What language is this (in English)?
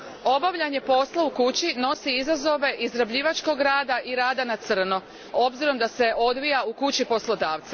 Croatian